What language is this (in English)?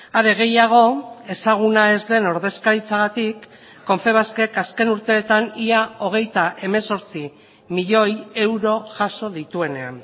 Basque